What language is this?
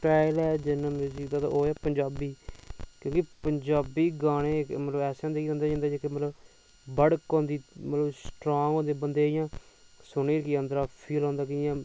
Dogri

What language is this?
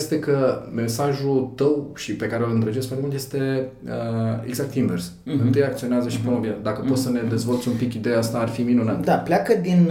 Romanian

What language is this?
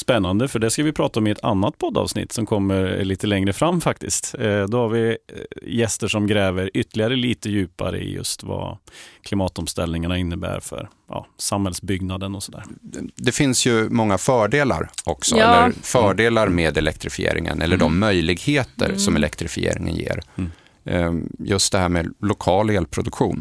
Swedish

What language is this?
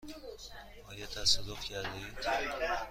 Persian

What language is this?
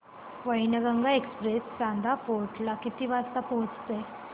Marathi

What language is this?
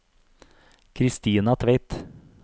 Norwegian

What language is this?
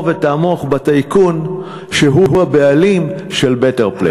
Hebrew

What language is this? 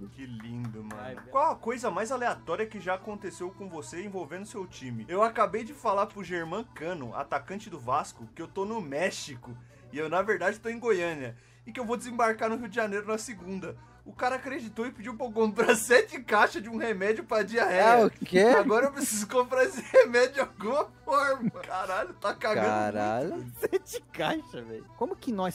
Portuguese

